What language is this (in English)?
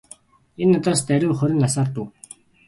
Mongolian